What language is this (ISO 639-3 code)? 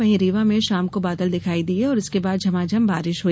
hin